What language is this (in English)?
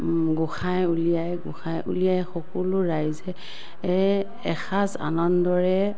Assamese